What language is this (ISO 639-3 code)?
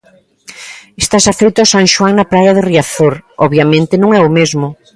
glg